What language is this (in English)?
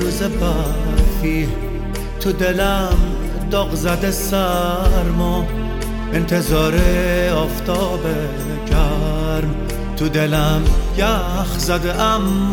Persian